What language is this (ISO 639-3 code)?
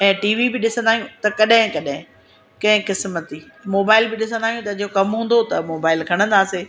snd